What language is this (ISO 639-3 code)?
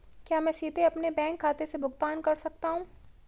hin